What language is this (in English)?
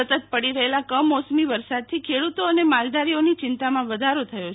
Gujarati